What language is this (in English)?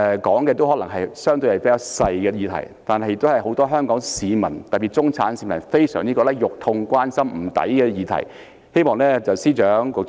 Cantonese